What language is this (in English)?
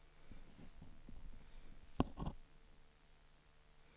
Swedish